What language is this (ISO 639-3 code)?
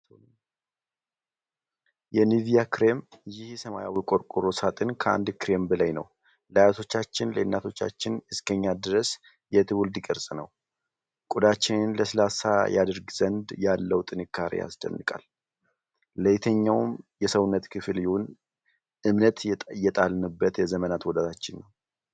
amh